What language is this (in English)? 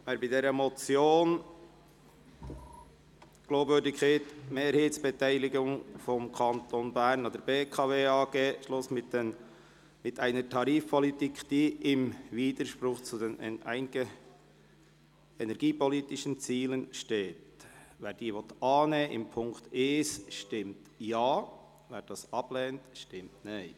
Swiss German